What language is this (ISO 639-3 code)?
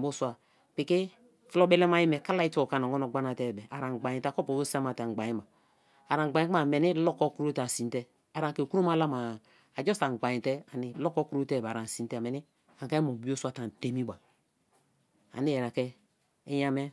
ijn